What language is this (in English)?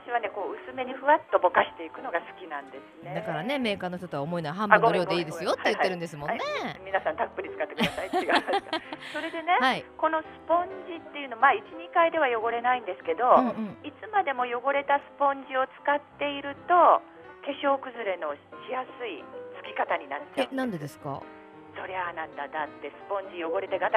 Japanese